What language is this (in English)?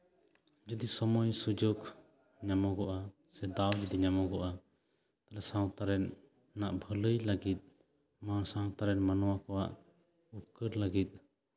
Santali